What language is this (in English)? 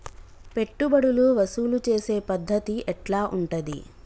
Telugu